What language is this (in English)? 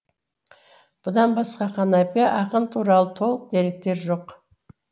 Kazakh